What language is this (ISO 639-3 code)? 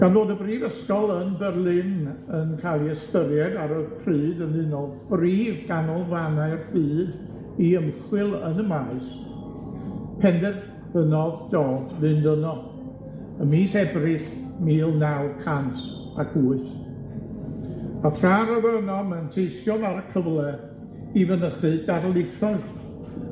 cym